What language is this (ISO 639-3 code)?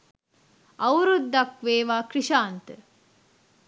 sin